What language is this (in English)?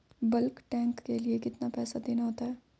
Hindi